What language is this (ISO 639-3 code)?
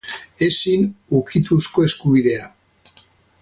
eus